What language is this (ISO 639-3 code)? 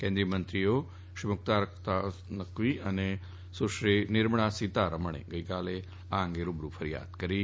guj